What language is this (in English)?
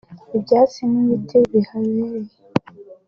Kinyarwanda